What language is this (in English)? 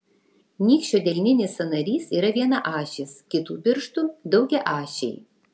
Lithuanian